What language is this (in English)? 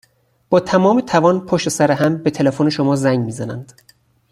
Persian